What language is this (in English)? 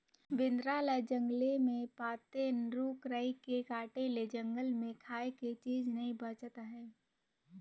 Chhattisgarhi